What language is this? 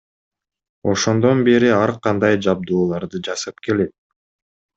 Kyrgyz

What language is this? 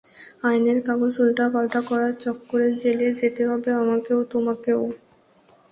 Bangla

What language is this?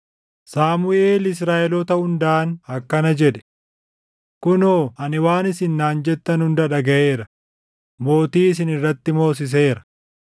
Oromo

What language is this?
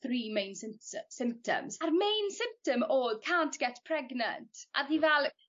Welsh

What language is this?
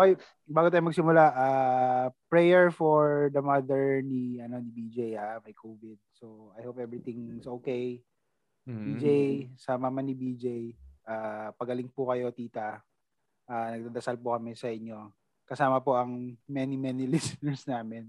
Filipino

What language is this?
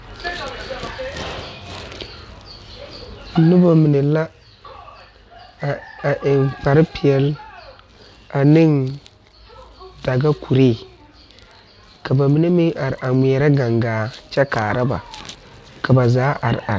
Southern Dagaare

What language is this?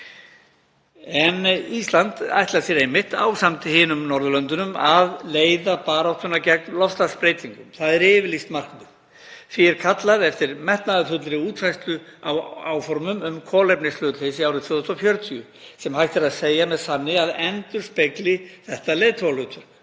Icelandic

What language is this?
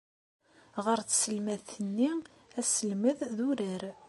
Kabyle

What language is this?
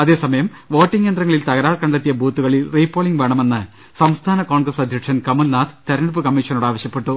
Malayalam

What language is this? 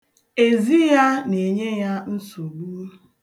Igbo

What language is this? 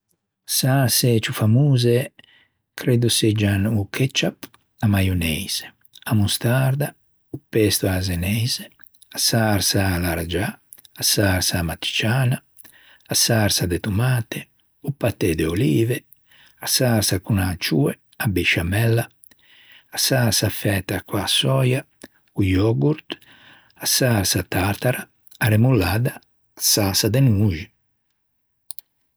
Ligurian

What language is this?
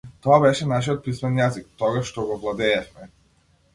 Macedonian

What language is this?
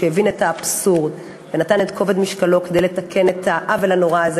Hebrew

